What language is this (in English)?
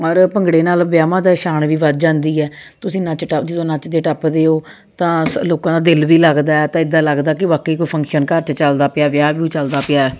Punjabi